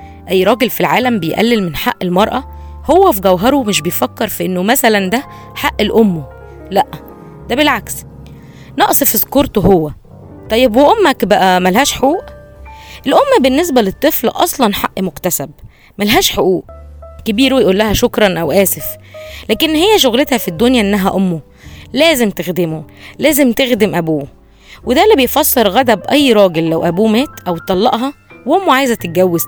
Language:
Arabic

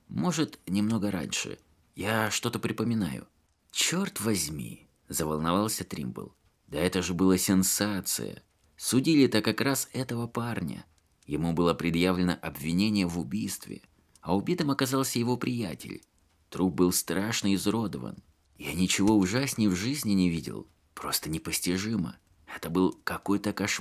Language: Russian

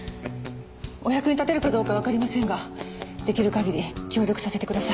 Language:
Japanese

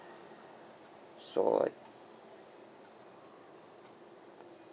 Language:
English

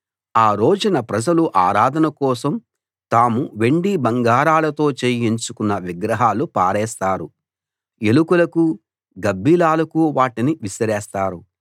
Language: Telugu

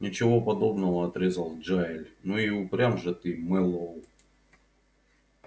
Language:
Russian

